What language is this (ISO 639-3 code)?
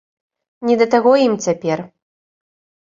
bel